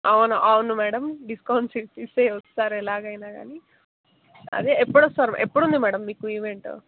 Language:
Telugu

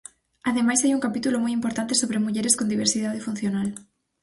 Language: Galician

